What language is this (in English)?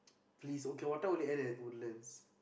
English